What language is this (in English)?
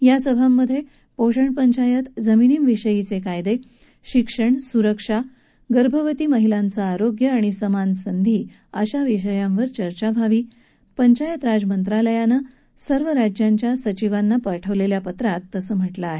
Marathi